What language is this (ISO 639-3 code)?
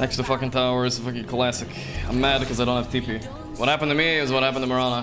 eng